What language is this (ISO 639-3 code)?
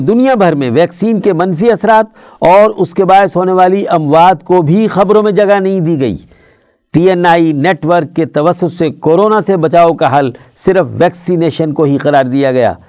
urd